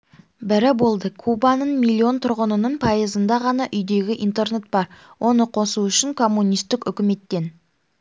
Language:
Kazakh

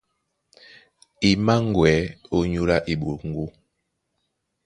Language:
Duala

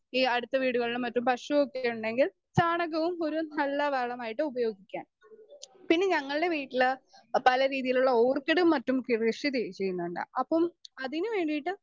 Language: Malayalam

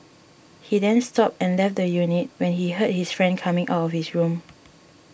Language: English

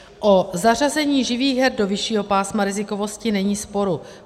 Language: Czech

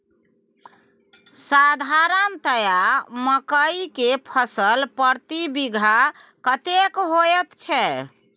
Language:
Maithili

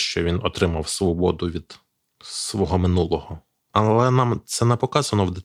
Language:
Ukrainian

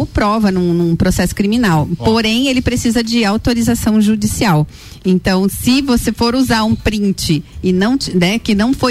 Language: Portuguese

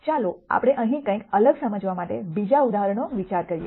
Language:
Gujarati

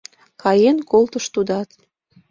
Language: Mari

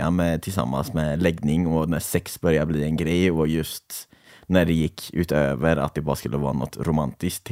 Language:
Swedish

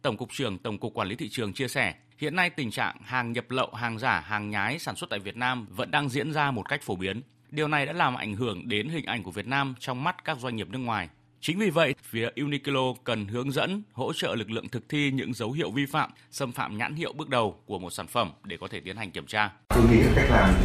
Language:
Vietnamese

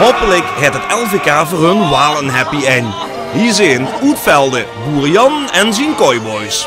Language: Dutch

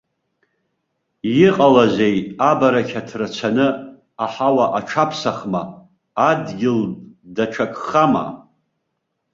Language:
Abkhazian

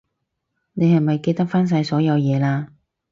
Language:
Cantonese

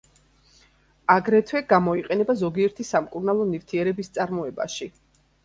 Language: Georgian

